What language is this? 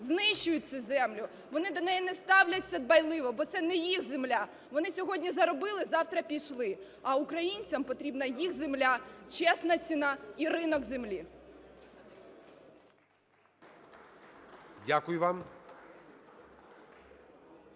Ukrainian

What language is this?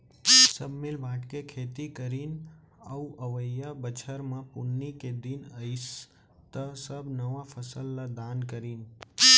Chhattisgarhi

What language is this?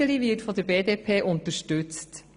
Swiss German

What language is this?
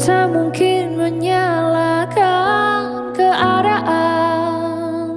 Indonesian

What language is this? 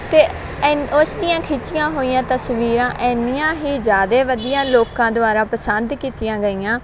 Punjabi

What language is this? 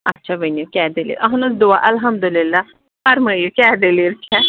Kashmiri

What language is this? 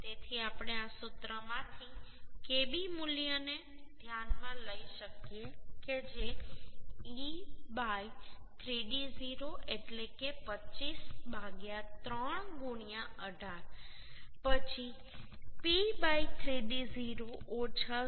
Gujarati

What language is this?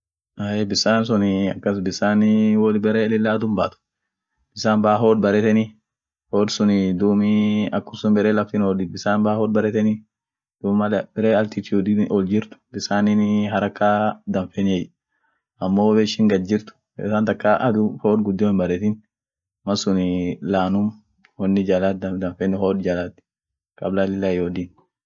Orma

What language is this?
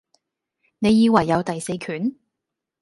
Cantonese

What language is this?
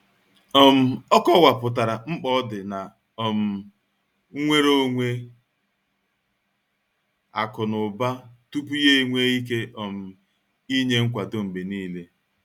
Igbo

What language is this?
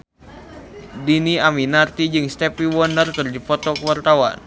Sundanese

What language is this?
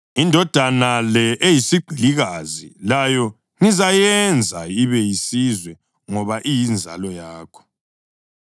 North Ndebele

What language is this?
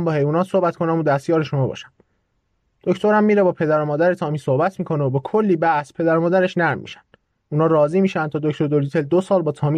Persian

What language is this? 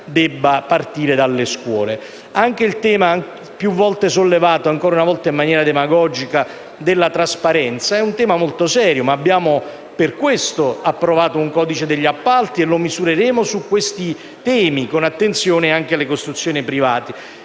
Italian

